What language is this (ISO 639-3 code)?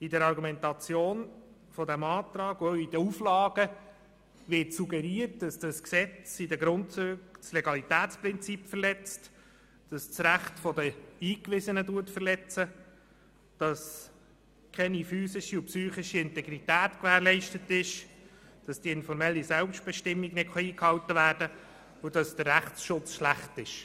gsw